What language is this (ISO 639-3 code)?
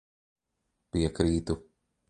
lav